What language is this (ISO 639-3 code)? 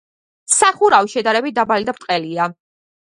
kat